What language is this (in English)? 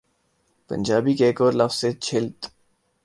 Urdu